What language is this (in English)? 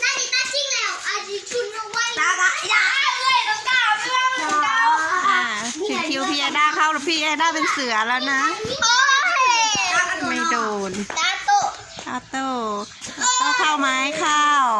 Thai